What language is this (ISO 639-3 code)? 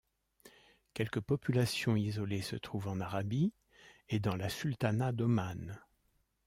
fra